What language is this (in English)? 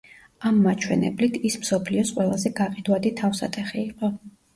Georgian